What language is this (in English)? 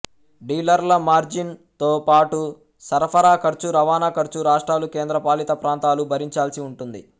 Telugu